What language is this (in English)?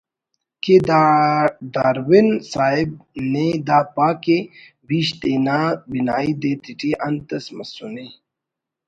Brahui